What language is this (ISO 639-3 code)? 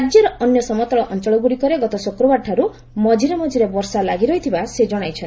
ori